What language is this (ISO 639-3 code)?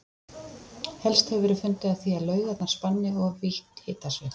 isl